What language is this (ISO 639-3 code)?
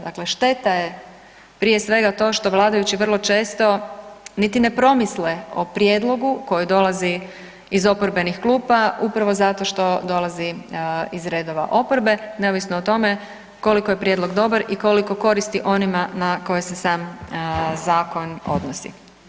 hrv